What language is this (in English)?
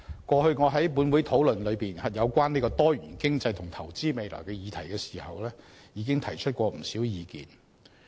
Cantonese